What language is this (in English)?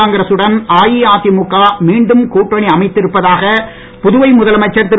Tamil